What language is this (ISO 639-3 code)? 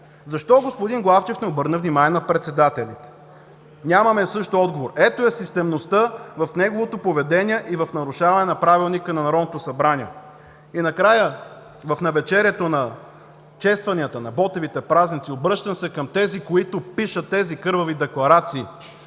bul